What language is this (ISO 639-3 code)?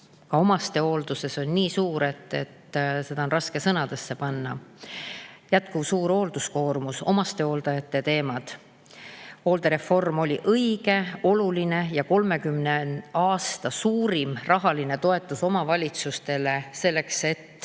est